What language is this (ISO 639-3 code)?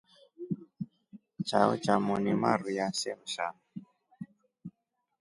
rof